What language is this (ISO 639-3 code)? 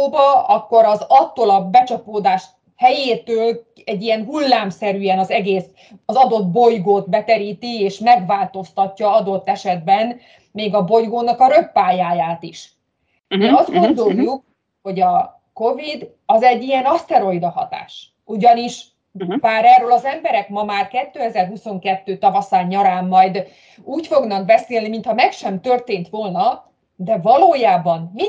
hun